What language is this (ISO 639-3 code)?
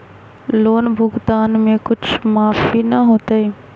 mag